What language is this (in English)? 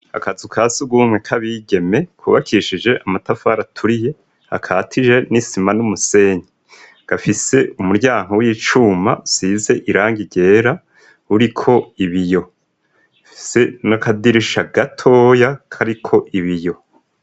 Rundi